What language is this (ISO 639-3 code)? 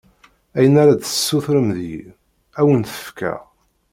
kab